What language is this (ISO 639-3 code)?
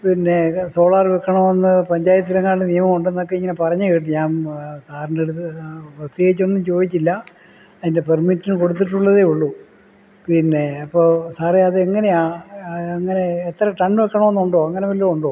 mal